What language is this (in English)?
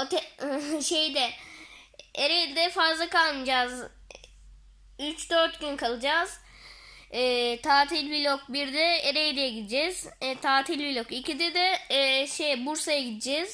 Turkish